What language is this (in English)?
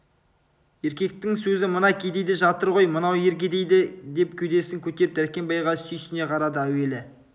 Kazakh